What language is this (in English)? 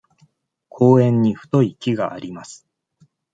Japanese